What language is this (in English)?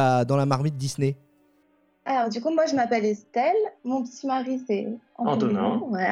French